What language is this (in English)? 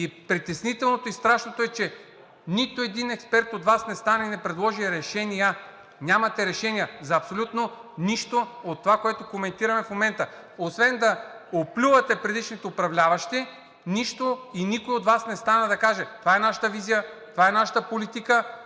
Bulgarian